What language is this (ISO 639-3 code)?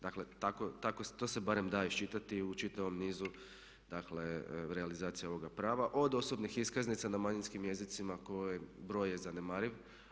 hrv